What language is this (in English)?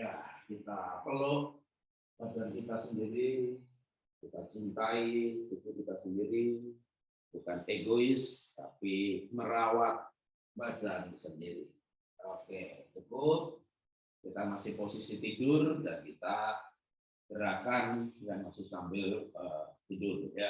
Indonesian